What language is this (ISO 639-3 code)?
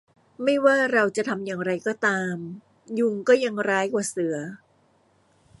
tha